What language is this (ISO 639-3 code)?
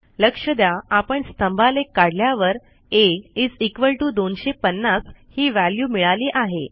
mar